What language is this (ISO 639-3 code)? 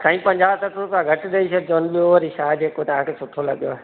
snd